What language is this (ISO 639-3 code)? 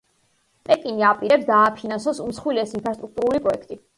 kat